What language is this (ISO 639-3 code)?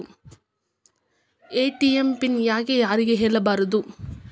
kan